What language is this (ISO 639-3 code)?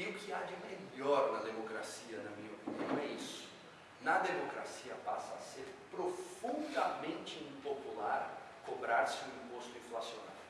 por